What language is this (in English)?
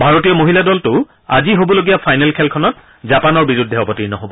Assamese